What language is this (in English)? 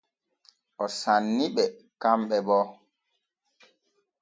Borgu Fulfulde